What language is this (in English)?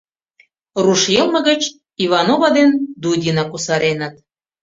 Mari